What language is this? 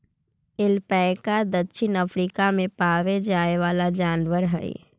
Magahi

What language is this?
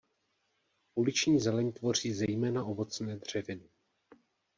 Czech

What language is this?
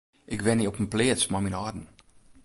Western Frisian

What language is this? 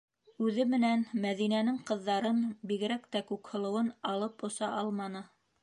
Bashkir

